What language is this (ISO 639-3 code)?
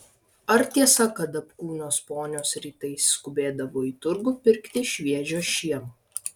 lit